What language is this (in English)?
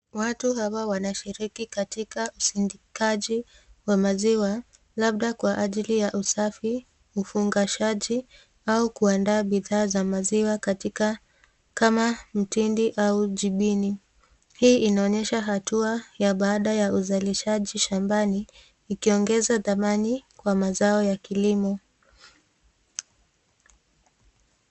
Swahili